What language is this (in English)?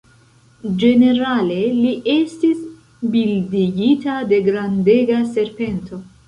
Esperanto